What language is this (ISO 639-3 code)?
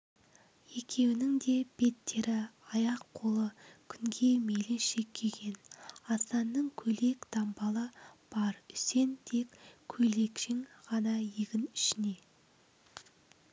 kaz